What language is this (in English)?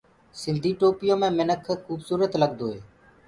Gurgula